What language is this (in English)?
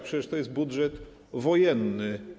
Polish